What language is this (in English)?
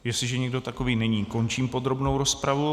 Czech